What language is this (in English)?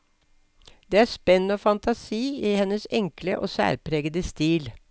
Norwegian